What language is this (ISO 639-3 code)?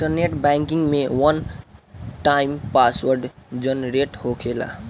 bho